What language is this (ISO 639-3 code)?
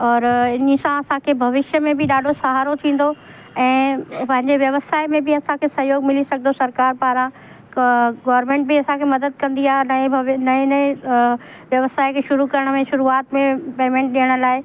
snd